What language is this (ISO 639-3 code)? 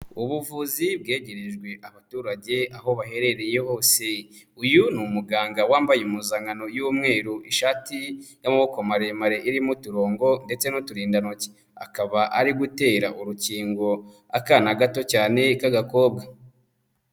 kin